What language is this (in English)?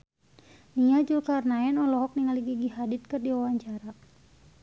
Sundanese